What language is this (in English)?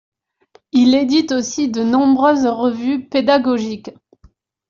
French